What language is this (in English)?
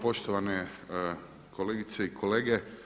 Croatian